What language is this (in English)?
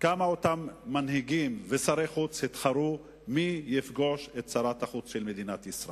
Hebrew